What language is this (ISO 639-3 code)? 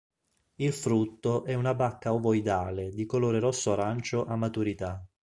ita